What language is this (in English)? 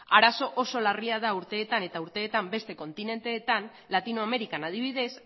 Basque